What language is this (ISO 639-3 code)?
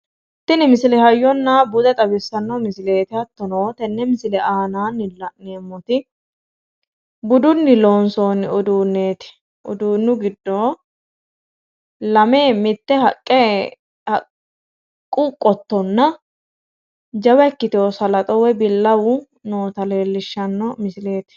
sid